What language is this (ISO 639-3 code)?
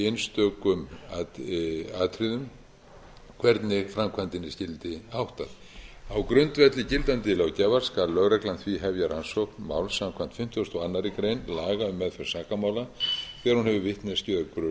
isl